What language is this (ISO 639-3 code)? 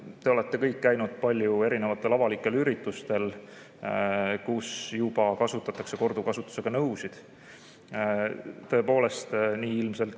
est